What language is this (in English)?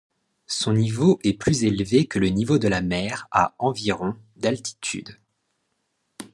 French